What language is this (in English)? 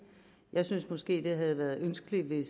Danish